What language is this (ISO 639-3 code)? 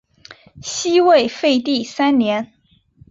zho